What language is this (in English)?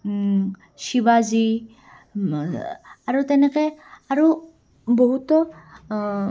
Assamese